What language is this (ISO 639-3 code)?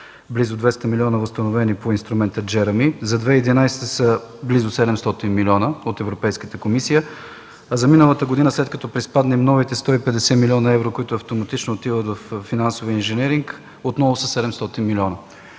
bul